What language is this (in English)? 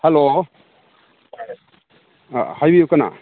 Manipuri